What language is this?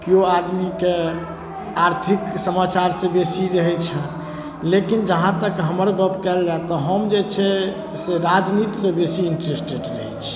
Maithili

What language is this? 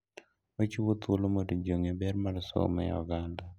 Luo (Kenya and Tanzania)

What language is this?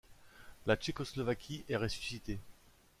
French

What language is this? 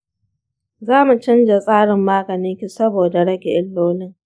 Hausa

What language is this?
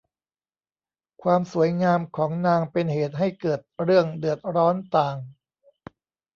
Thai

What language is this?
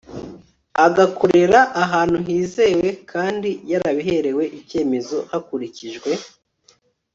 Kinyarwanda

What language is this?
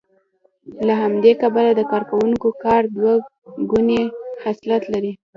Pashto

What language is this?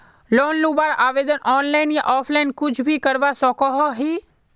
Magahi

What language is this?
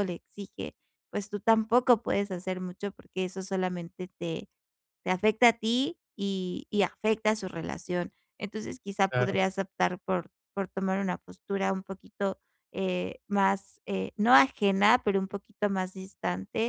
Spanish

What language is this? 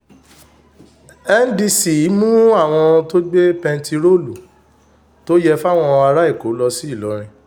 Yoruba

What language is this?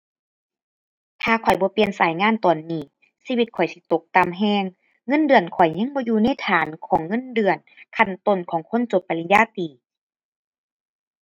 Thai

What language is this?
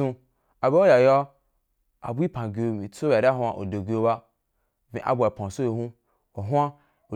Wapan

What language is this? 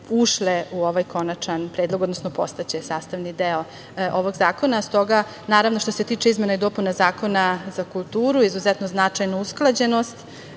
Serbian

